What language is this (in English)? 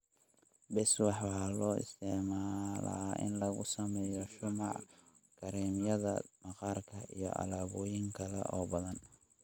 Somali